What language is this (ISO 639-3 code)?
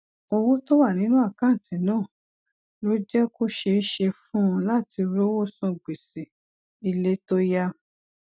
yor